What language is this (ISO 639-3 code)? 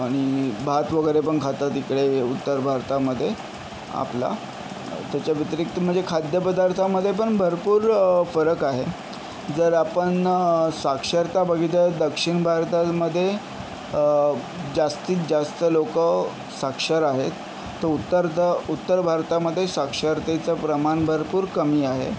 mar